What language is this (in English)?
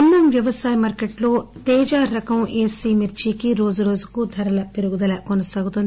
Telugu